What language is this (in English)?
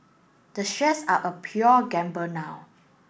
English